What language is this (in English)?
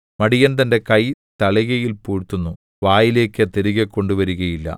Malayalam